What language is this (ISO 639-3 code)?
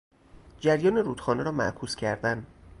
fas